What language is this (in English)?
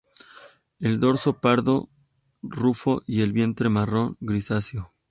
Spanish